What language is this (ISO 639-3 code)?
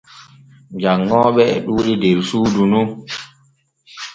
fue